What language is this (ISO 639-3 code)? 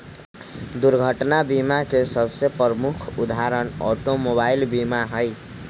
mag